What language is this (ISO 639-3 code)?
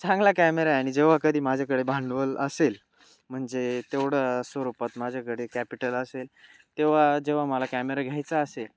mar